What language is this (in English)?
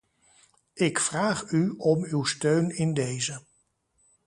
Dutch